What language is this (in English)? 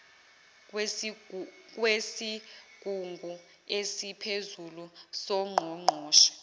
Zulu